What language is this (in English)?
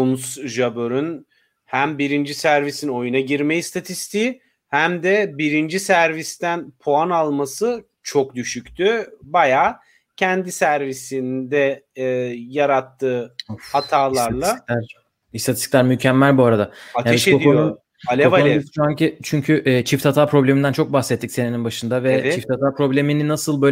Turkish